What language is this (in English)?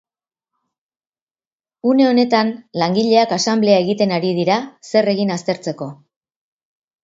Basque